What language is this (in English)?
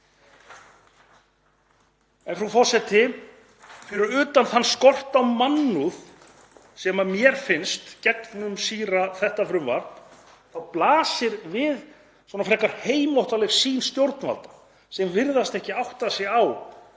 Icelandic